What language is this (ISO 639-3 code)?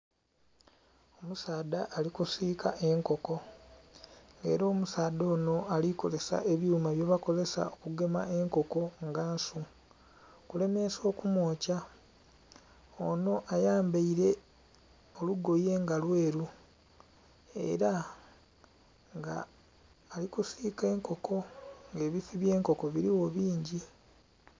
xog